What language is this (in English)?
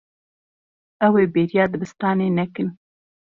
Kurdish